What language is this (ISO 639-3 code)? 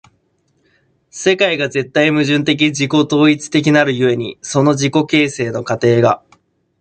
jpn